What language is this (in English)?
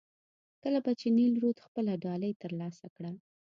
Pashto